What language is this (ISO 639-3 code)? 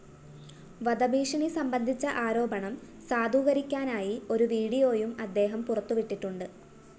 mal